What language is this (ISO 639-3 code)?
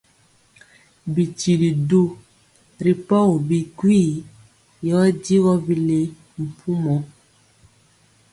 mcx